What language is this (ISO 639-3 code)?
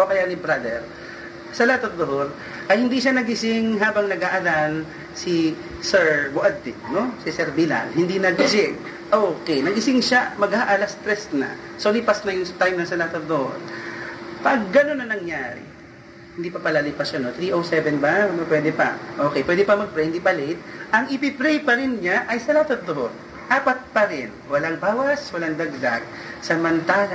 fil